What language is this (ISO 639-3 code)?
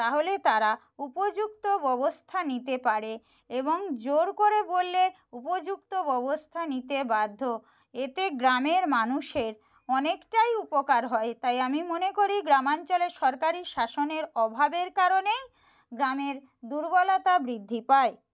ben